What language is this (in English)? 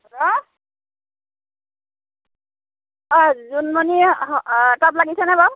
Assamese